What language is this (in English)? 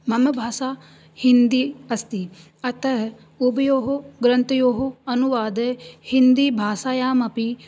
Sanskrit